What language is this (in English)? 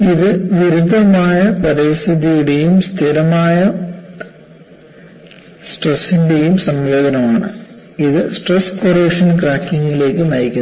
Malayalam